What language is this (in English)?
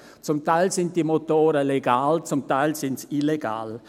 Swiss German